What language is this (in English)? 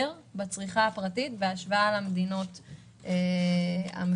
Hebrew